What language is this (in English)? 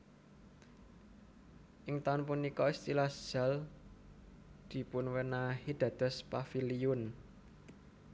Javanese